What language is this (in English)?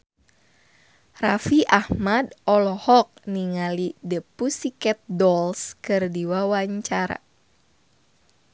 Sundanese